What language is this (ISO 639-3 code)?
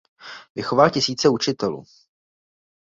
ces